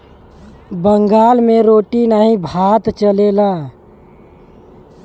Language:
Bhojpuri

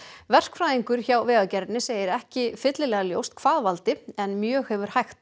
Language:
Icelandic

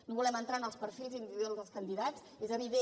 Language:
Catalan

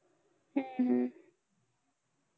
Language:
Marathi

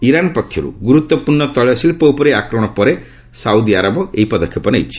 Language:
Odia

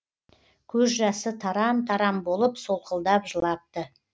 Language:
Kazakh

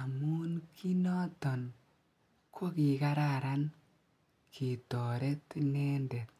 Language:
Kalenjin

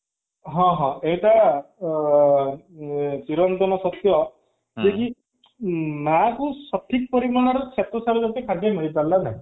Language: Odia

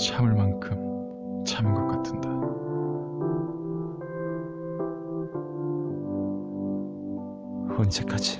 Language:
Korean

